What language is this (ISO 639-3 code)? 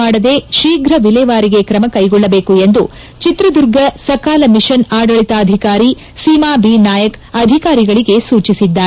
kan